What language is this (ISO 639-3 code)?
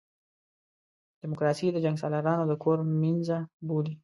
pus